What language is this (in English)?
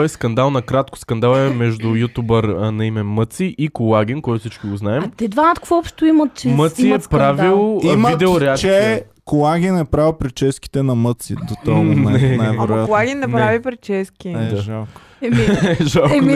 Bulgarian